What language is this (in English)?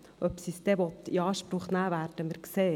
Swiss German